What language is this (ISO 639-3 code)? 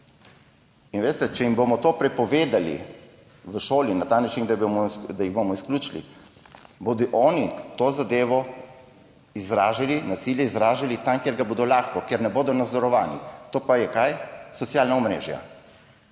slv